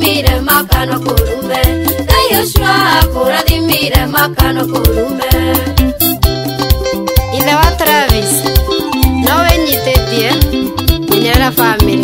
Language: Indonesian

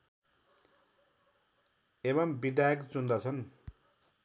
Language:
Nepali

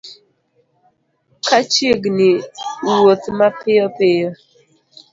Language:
Luo (Kenya and Tanzania)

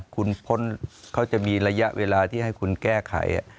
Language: Thai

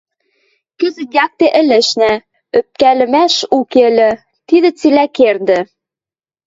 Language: Western Mari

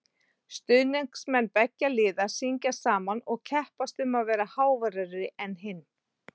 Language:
Icelandic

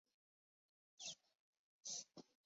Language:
Chinese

